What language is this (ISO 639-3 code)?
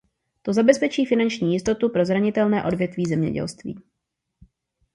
ces